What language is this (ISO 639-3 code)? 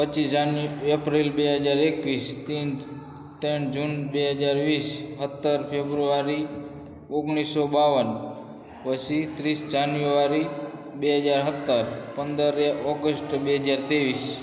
guj